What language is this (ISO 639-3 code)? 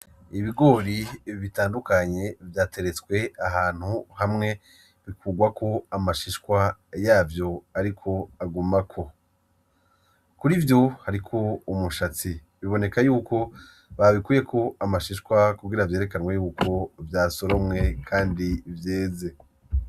run